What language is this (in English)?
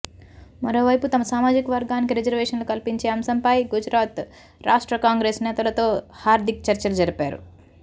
Telugu